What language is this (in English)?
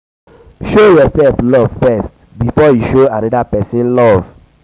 Nigerian Pidgin